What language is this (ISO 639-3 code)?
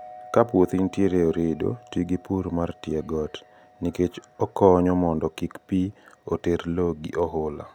luo